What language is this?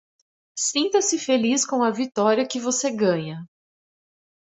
Portuguese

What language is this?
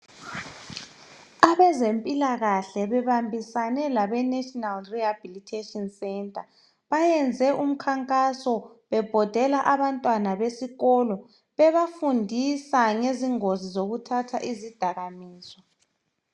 North Ndebele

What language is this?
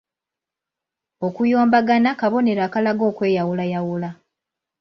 Ganda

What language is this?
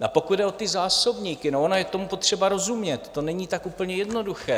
Czech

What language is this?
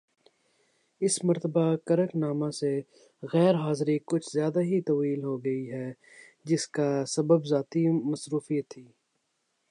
Urdu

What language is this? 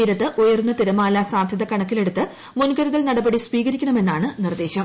Malayalam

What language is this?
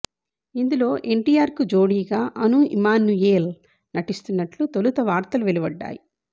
Telugu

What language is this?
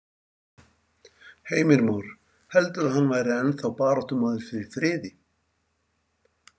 Icelandic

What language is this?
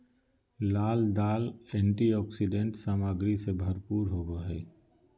Magahi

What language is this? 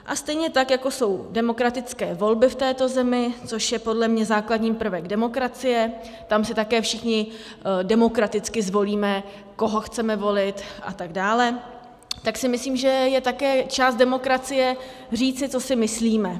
Czech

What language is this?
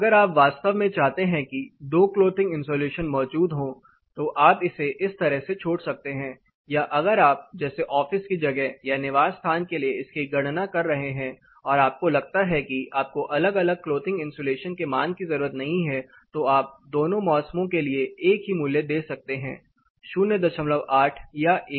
Hindi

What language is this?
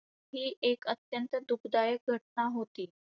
Marathi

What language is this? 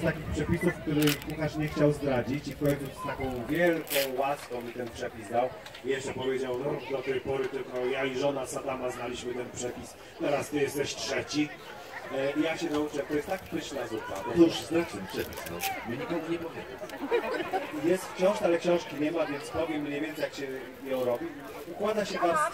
Polish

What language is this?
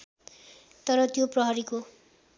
Nepali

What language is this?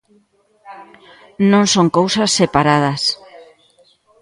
Galician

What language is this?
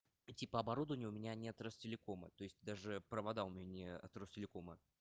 Russian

